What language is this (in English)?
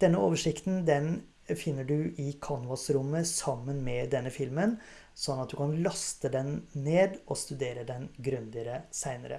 Norwegian